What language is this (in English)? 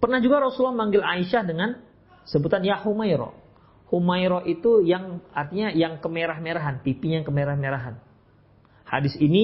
Indonesian